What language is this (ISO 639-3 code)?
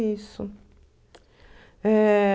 por